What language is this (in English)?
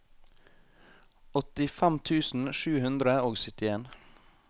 Norwegian